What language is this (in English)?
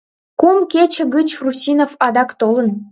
Mari